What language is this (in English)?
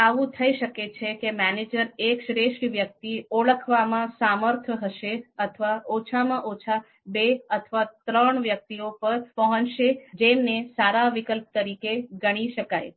Gujarati